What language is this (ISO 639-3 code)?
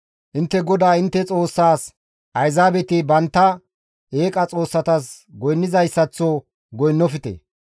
gmv